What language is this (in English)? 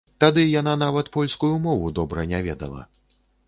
Belarusian